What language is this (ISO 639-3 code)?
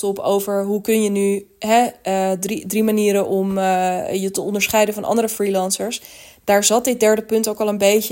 nld